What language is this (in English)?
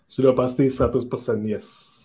Indonesian